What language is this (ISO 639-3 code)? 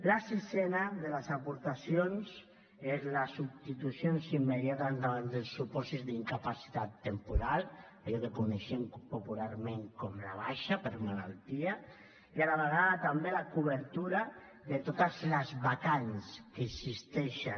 cat